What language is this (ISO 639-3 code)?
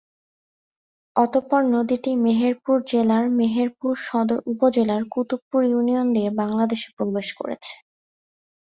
ben